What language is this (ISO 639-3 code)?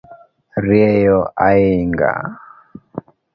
luo